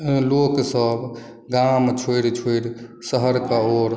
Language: Maithili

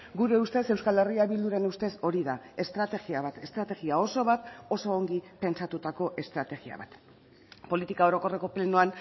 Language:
Basque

